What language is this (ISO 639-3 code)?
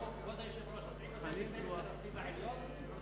heb